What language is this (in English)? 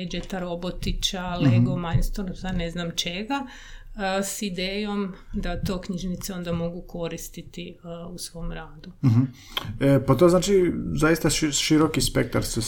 Croatian